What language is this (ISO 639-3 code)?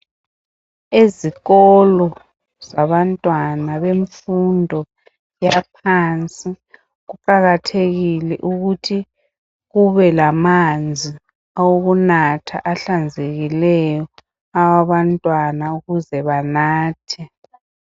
nde